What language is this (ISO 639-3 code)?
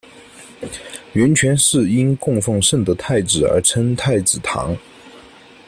zho